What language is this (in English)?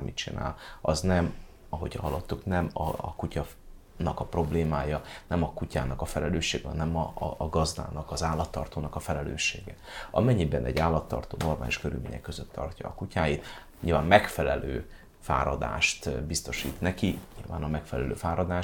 Hungarian